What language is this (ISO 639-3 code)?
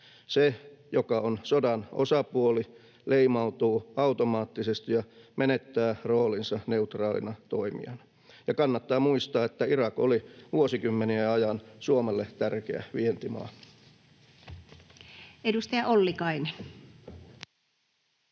fin